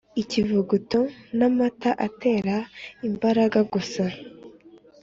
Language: Kinyarwanda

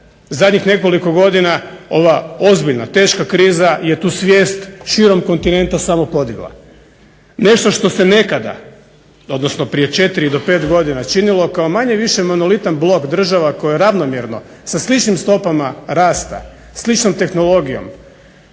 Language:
Croatian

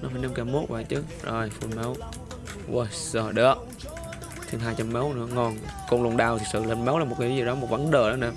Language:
Vietnamese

